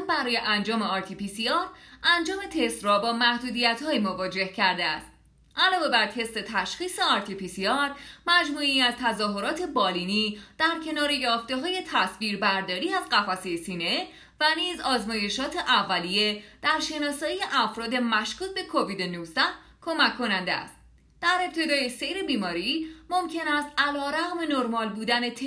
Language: Persian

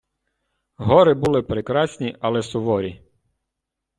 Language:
Ukrainian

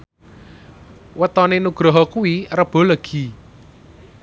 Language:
Javanese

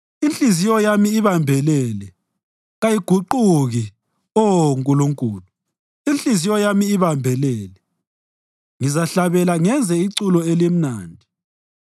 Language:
North Ndebele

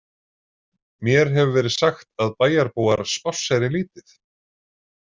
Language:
Icelandic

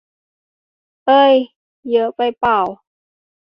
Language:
Thai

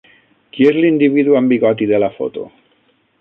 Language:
Catalan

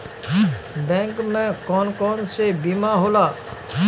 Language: Bhojpuri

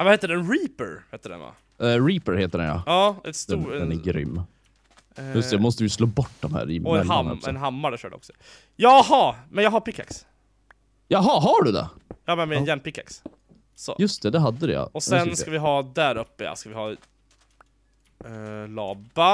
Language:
Swedish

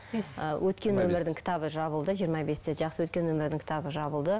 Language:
Kazakh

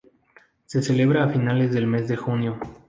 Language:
Spanish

